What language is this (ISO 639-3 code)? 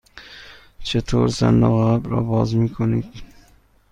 fas